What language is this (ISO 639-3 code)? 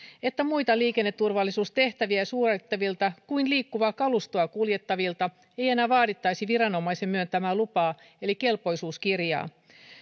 fin